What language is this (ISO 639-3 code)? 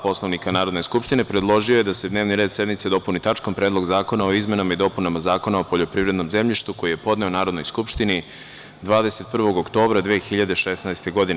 srp